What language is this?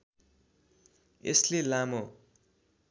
Nepali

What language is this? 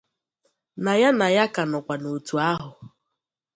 Igbo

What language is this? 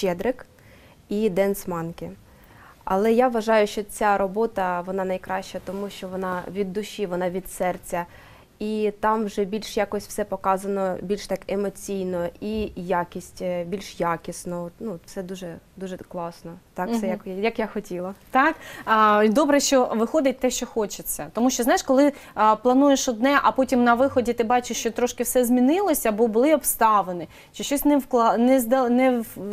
Ukrainian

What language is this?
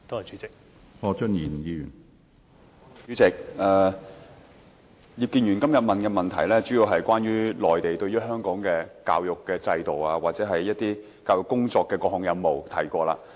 Cantonese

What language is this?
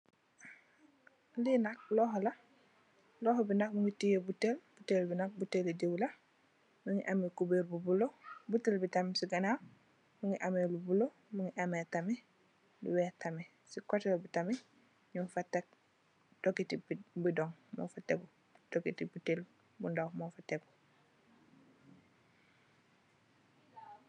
Wolof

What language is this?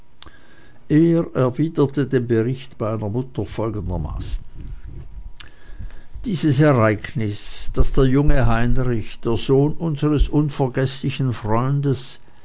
German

